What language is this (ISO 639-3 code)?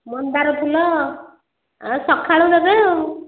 ori